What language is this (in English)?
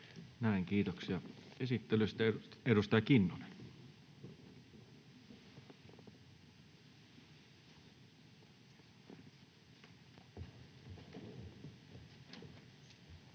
Finnish